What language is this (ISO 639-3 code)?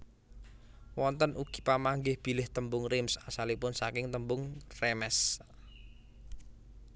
jav